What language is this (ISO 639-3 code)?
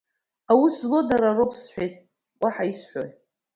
abk